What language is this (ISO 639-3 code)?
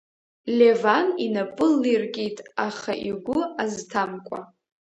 abk